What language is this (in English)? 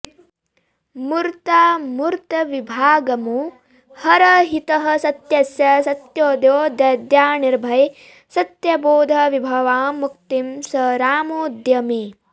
Sanskrit